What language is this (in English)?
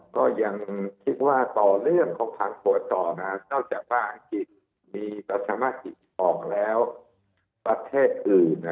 Thai